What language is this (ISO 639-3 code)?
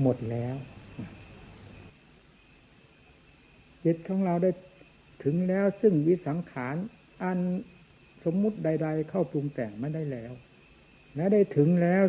tha